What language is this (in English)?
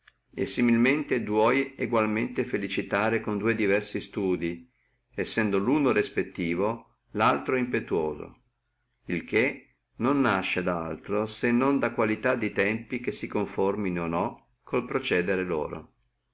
Italian